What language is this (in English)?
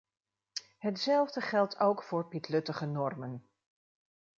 Dutch